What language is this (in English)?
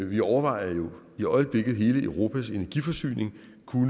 Danish